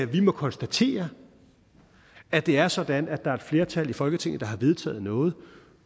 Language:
Danish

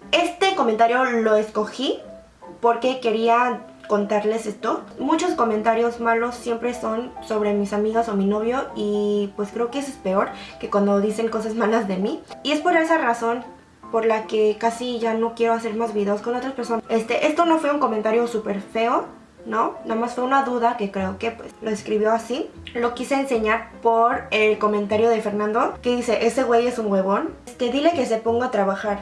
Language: Spanish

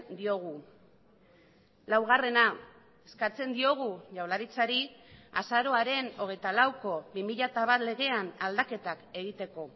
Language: Basque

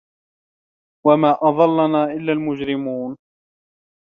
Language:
Arabic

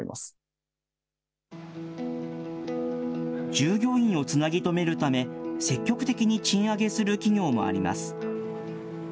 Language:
Japanese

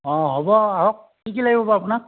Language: Assamese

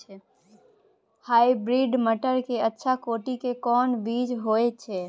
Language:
Maithili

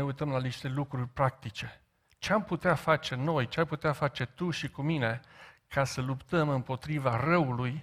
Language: Romanian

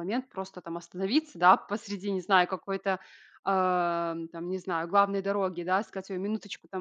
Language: Russian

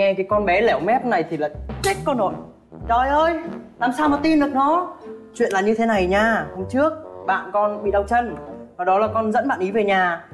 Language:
Vietnamese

